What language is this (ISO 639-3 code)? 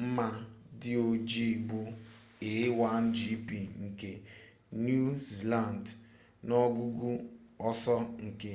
ibo